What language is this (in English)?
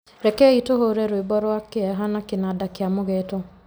Kikuyu